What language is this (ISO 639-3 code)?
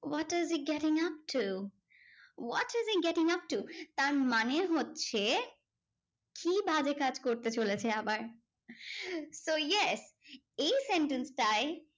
ben